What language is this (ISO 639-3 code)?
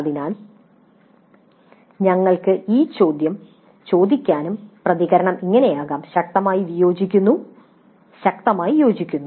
mal